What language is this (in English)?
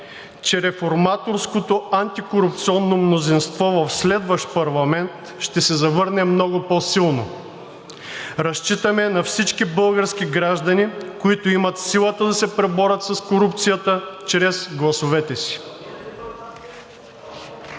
Bulgarian